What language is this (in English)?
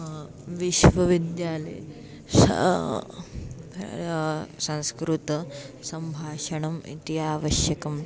Sanskrit